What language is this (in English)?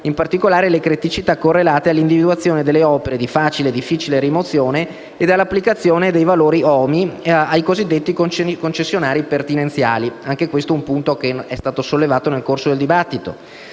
Italian